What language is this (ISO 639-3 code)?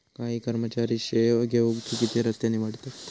mar